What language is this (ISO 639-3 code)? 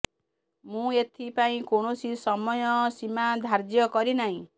ori